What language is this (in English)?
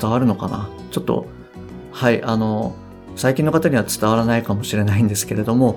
Japanese